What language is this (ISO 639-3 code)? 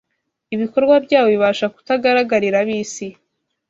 kin